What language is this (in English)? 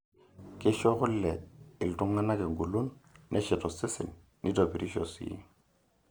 Masai